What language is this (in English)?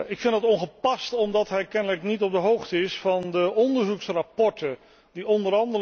Dutch